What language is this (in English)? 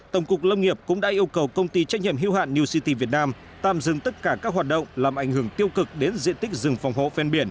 Vietnamese